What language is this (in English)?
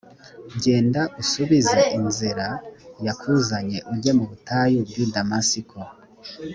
Kinyarwanda